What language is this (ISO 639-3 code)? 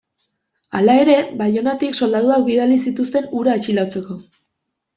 eus